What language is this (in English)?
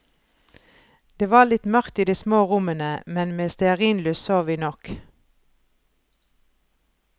Norwegian